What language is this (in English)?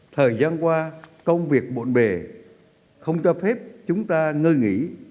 Vietnamese